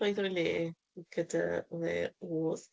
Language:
Welsh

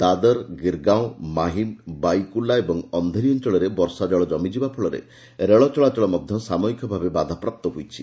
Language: Odia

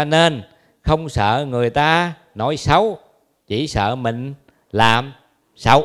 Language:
Vietnamese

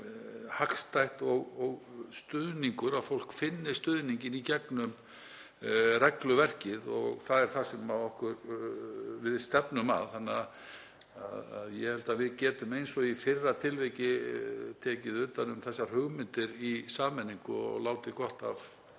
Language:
Icelandic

